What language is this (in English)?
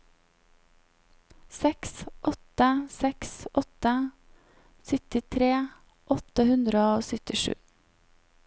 Norwegian